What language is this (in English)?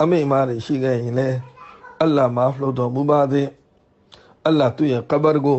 Romanian